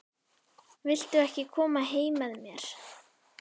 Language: Icelandic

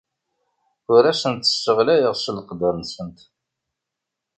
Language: Kabyle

